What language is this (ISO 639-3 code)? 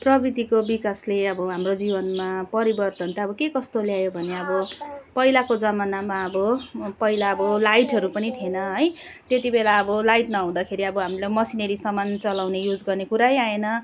nep